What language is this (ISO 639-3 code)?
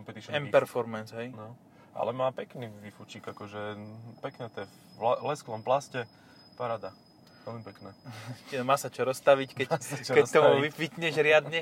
slk